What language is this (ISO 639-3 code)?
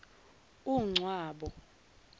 zul